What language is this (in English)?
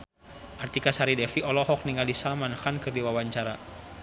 Sundanese